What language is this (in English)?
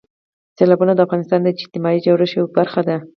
Pashto